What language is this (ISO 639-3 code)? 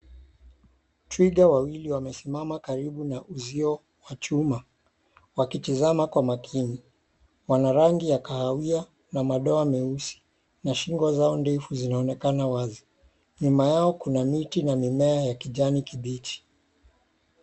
swa